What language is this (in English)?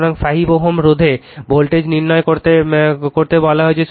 Bangla